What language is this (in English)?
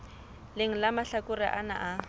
Southern Sotho